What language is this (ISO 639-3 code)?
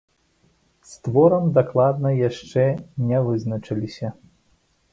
bel